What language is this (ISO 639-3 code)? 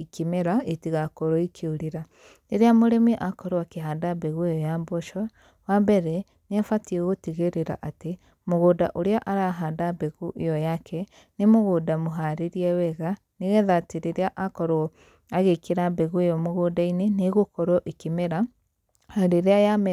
kik